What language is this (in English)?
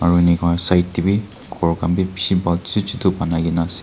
Naga Pidgin